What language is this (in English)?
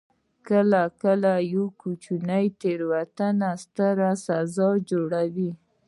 Pashto